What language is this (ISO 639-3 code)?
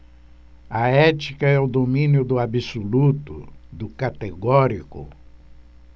por